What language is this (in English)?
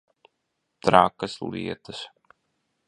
Latvian